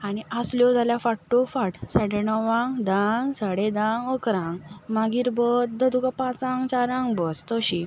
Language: Konkani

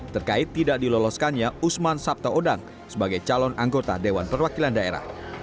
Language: Indonesian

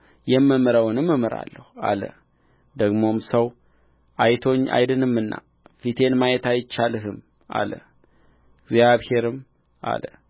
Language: Amharic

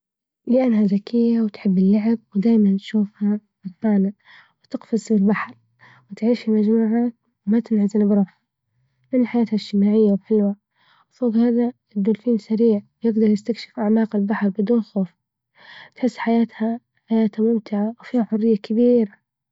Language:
Libyan Arabic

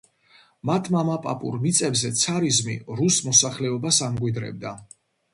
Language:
Georgian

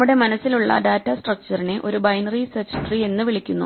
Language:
Malayalam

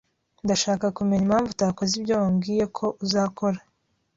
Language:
Kinyarwanda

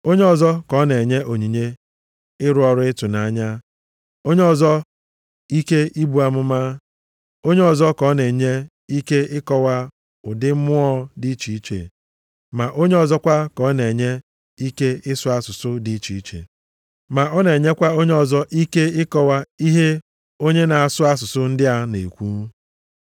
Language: Igbo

